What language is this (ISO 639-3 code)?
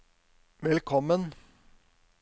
nor